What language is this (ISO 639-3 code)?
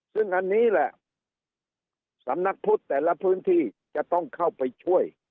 tha